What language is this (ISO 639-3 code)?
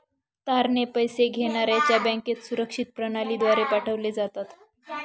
mar